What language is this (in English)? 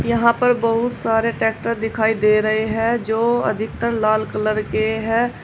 Hindi